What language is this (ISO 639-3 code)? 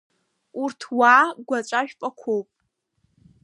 abk